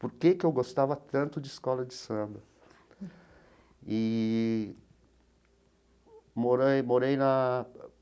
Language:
Portuguese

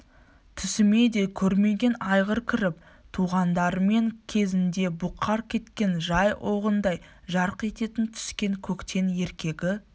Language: Kazakh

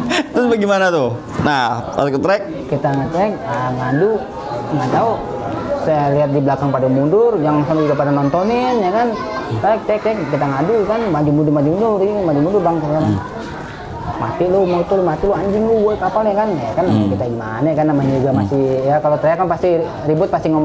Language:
Indonesian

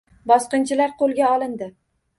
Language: Uzbek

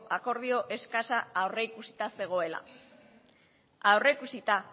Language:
Basque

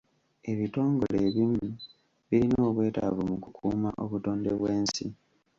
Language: Ganda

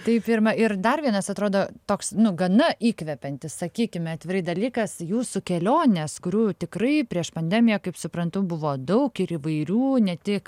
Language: Lithuanian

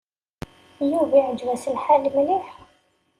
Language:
Kabyle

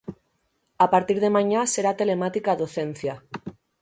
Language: Galician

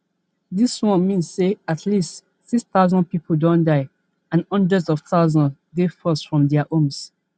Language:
Nigerian Pidgin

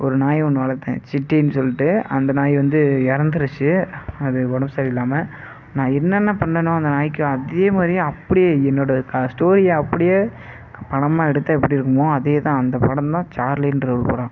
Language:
Tamil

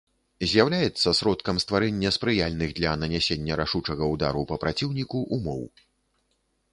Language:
Belarusian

